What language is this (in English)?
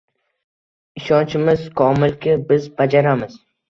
Uzbek